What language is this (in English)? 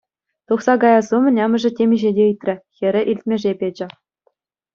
Chuvash